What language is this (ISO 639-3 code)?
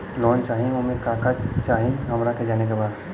bho